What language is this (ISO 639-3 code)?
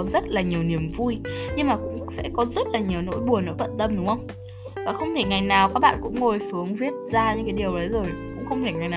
vie